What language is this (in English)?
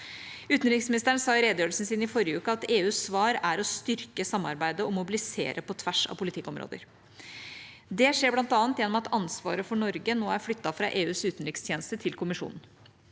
Norwegian